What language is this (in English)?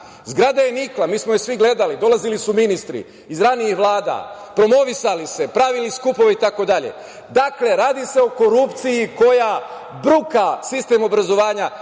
Serbian